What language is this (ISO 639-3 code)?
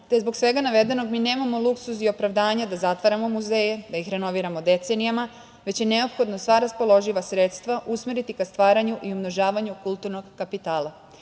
srp